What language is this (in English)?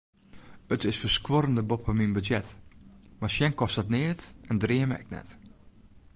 Western Frisian